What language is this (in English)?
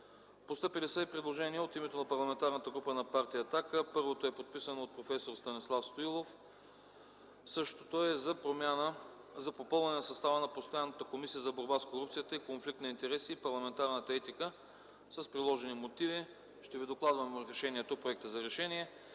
Bulgarian